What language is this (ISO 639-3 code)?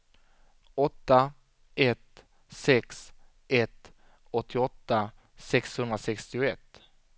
swe